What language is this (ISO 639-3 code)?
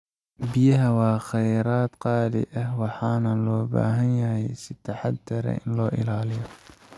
som